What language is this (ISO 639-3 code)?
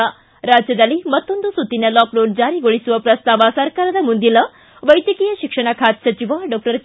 kan